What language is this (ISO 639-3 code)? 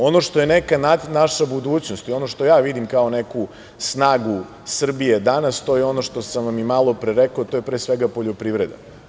srp